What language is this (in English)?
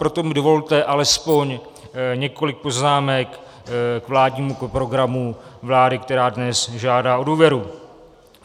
Czech